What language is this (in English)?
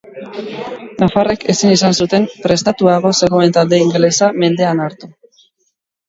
Basque